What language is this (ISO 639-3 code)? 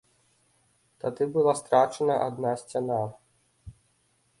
bel